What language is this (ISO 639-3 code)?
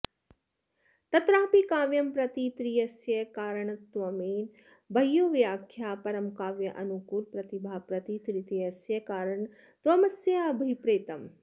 san